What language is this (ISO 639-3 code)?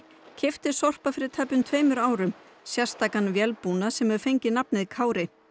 isl